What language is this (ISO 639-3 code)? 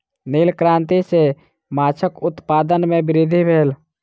mai